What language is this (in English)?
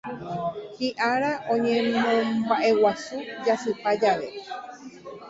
Guarani